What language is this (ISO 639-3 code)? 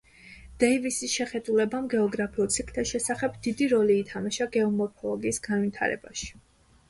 kat